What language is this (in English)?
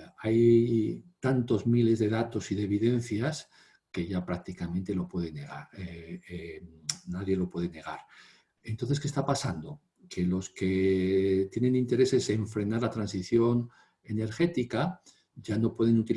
Spanish